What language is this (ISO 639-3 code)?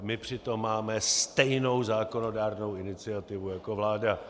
ces